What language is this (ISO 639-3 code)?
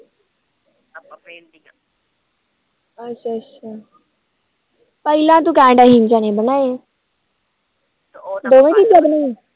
pan